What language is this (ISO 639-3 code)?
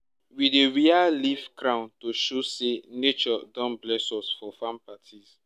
pcm